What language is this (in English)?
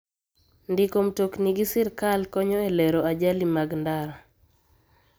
Luo (Kenya and Tanzania)